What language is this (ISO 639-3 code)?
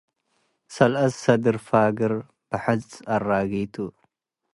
tig